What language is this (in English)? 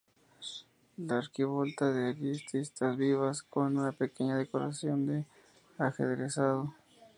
Spanish